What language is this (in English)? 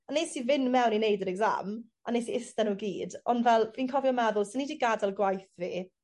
Welsh